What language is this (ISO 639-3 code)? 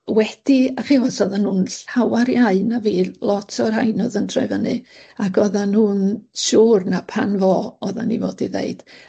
cym